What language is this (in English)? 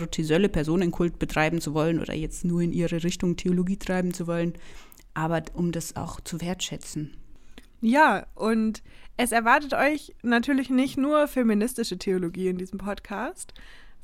German